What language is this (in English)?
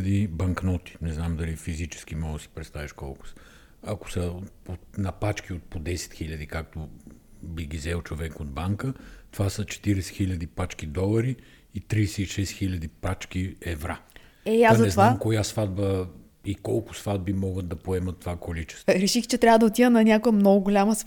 Bulgarian